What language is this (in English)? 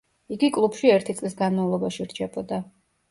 Georgian